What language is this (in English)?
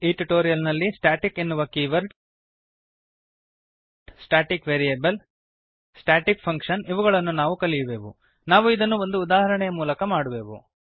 Kannada